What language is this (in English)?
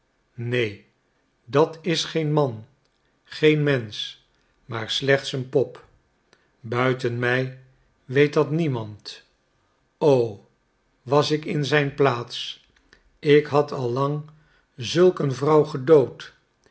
Dutch